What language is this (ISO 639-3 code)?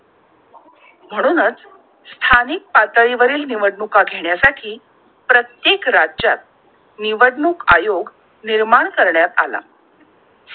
mar